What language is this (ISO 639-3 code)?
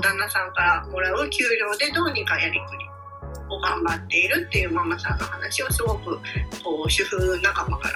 jpn